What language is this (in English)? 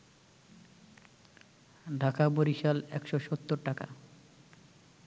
Bangla